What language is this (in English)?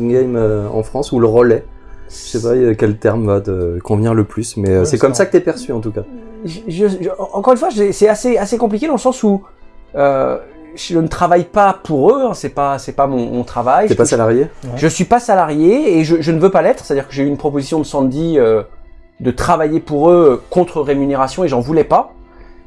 French